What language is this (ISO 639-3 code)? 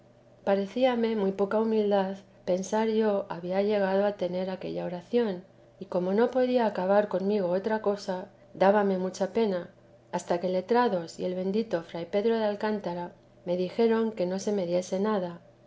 spa